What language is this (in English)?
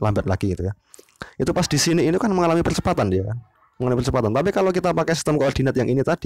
Indonesian